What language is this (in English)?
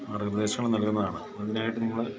Malayalam